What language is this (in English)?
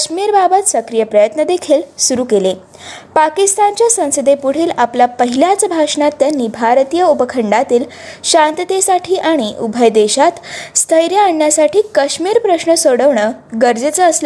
Marathi